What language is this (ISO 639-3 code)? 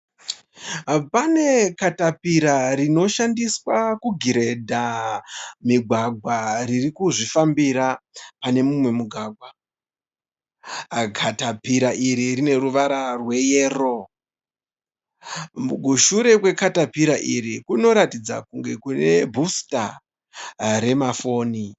sna